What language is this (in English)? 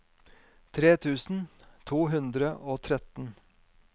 Norwegian